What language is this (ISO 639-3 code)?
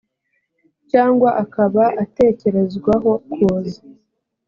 kin